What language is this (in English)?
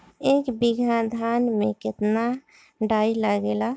Bhojpuri